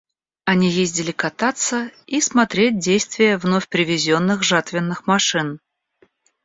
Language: Russian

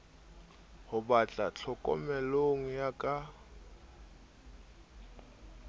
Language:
Southern Sotho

